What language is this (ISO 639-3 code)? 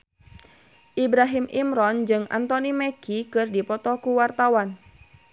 sun